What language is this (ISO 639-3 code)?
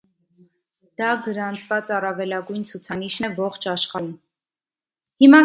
hye